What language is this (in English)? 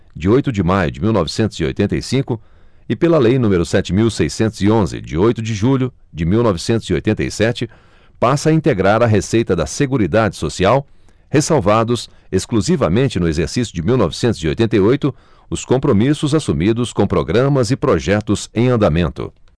Portuguese